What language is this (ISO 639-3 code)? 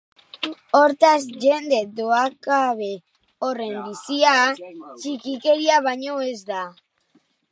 eus